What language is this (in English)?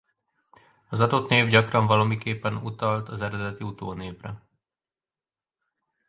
Hungarian